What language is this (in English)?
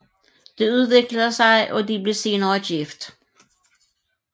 Danish